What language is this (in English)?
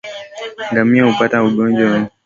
Swahili